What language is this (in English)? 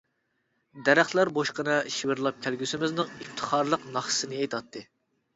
Uyghur